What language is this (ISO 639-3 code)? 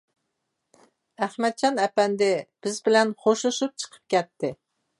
uig